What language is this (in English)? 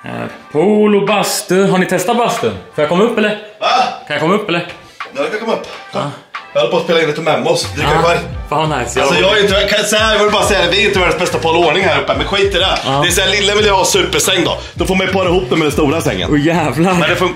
Swedish